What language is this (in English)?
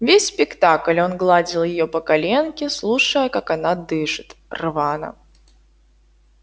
Russian